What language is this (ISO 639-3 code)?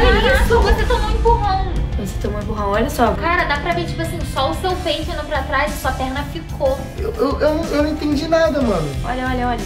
por